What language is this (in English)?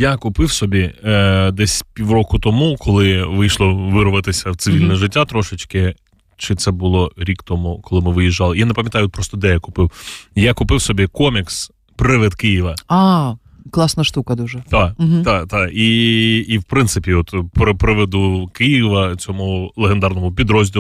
Ukrainian